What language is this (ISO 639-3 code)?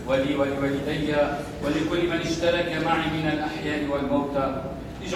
ara